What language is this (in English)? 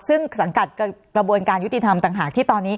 Thai